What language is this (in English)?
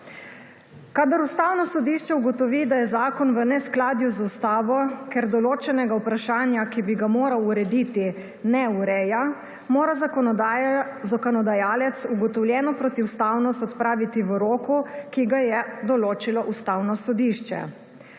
Slovenian